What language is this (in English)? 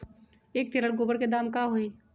Magahi